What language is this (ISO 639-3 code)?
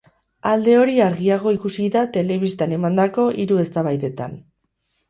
eus